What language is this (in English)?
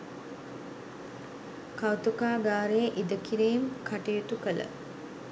Sinhala